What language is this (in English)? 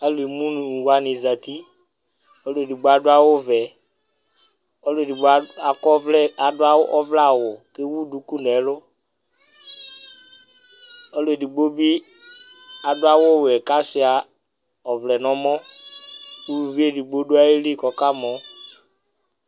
Ikposo